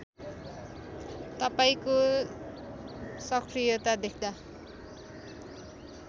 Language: Nepali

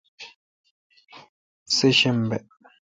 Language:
Kalkoti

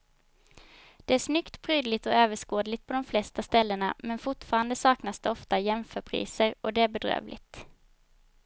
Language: Swedish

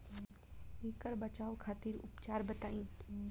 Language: Bhojpuri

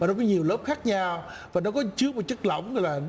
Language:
Vietnamese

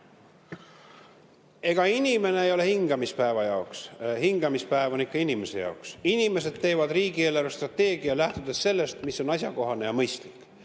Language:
Estonian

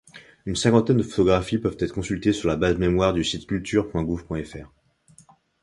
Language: French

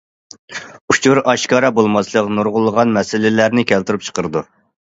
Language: Uyghur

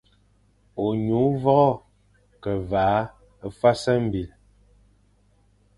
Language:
Fang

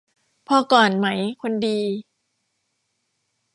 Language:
Thai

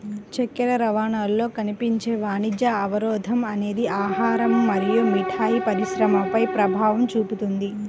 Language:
Telugu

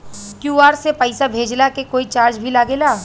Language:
Bhojpuri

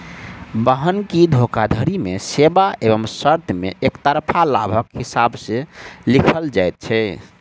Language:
Maithili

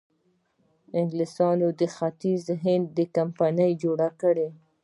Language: Pashto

